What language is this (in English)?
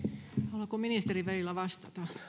Finnish